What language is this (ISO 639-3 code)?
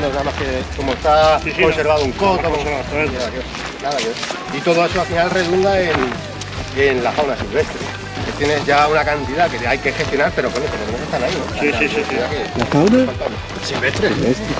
spa